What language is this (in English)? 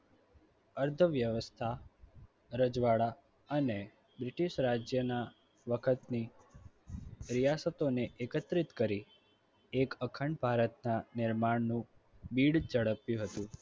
Gujarati